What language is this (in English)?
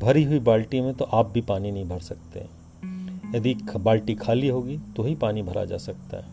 Hindi